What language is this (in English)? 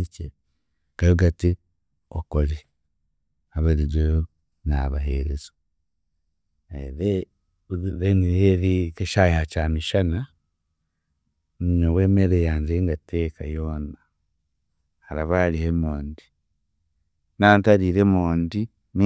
Chiga